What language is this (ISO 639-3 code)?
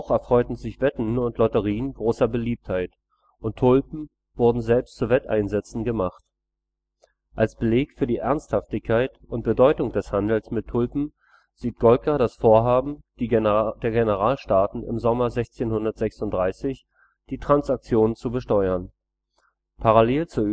deu